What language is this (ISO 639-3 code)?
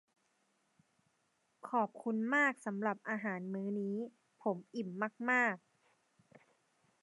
tha